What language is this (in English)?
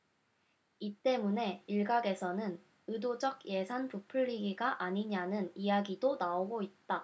Korean